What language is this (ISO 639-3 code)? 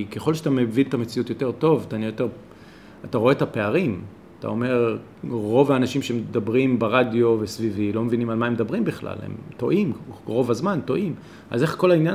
heb